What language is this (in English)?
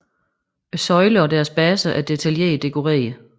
Danish